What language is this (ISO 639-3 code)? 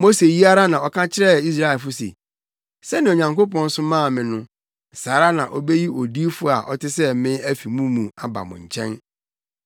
aka